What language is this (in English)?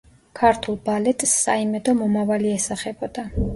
Georgian